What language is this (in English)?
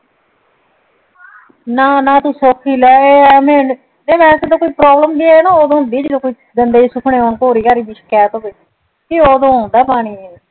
Punjabi